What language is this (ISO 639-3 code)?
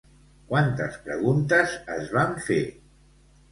cat